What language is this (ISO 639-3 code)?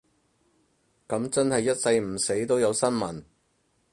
yue